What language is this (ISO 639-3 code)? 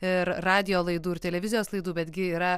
lit